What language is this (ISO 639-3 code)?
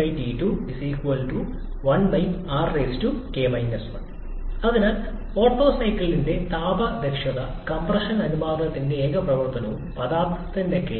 mal